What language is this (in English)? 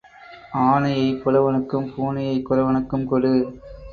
Tamil